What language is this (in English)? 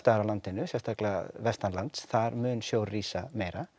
Icelandic